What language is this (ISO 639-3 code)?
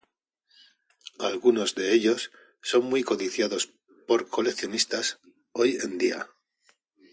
spa